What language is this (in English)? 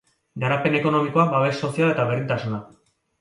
Basque